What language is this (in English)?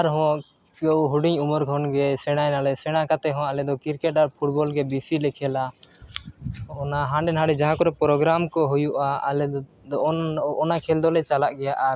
Santali